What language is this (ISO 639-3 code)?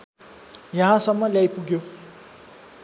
nep